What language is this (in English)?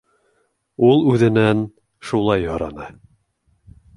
Bashkir